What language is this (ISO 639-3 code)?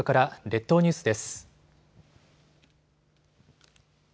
jpn